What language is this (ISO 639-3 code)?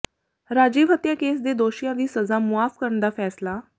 pan